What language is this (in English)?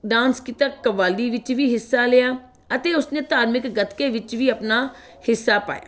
Punjabi